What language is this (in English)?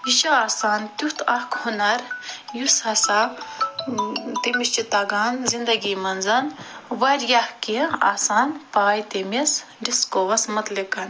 Kashmiri